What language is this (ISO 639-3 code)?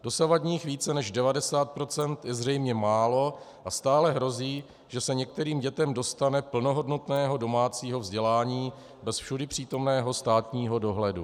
ces